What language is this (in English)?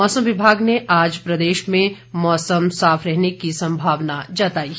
Hindi